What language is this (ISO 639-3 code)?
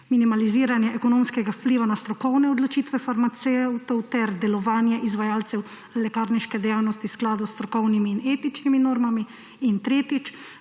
slv